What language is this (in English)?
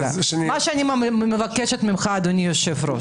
Hebrew